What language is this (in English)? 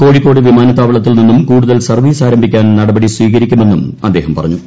Malayalam